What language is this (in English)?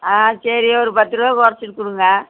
Tamil